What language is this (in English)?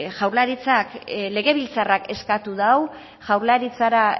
Basque